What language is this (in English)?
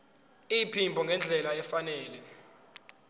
Zulu